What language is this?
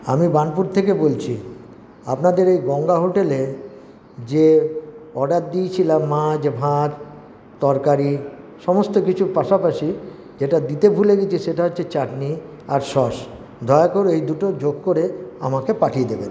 Bangla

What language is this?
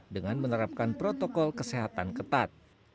Indonesian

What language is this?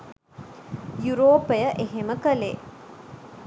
Sinhala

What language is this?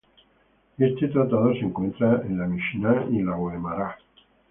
Spanish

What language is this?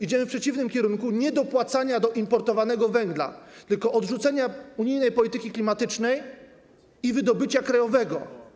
Polish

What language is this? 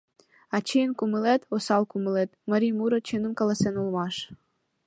Mari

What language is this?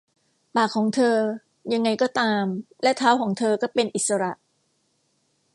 Thai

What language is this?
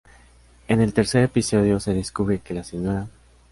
Spanish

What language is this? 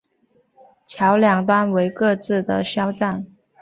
Chinese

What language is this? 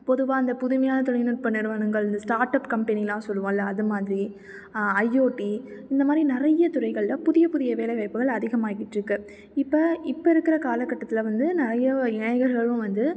Tamil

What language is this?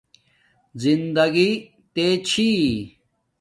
Domaaki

